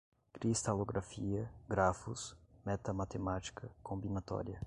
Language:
Portuguese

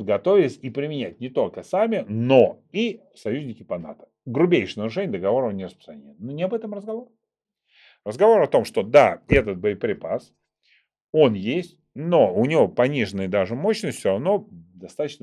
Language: Russian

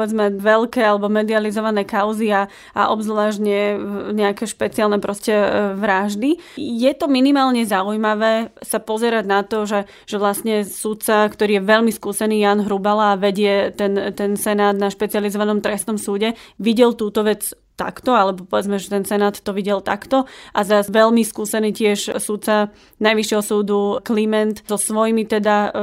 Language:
Slovak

